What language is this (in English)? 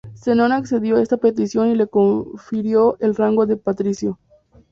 Spanish